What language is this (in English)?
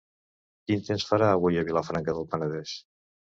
Catalan